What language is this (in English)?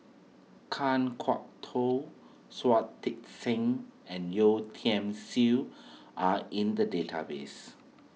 English